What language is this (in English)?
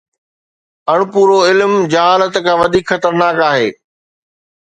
Sindhi